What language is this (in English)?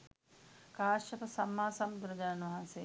Sinhala